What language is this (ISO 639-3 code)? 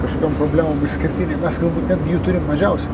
lit